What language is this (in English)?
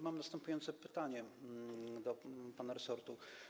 Polish